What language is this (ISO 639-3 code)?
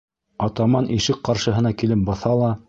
bak